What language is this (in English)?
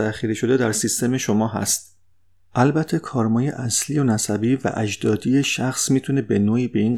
Persian